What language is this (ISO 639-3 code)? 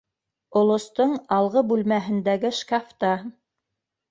bak